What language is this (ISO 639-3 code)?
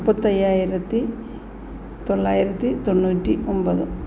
mal